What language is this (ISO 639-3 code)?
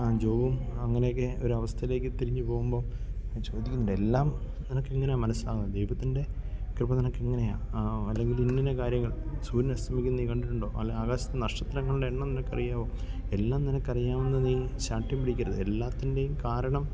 mal